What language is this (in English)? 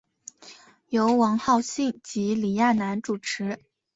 Chinese